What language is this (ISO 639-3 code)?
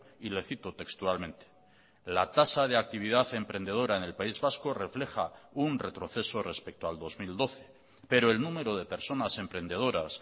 spa